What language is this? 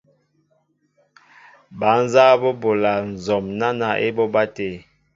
Mbo (Cameroon)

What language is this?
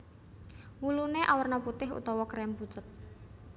Javanese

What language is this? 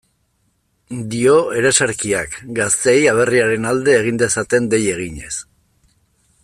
Basque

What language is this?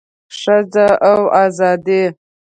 Pashto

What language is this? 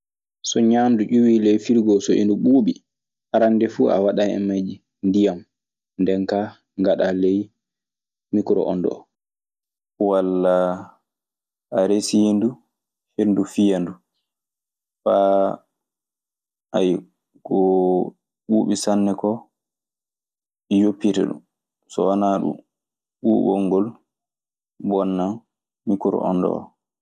Maasina Fulfulde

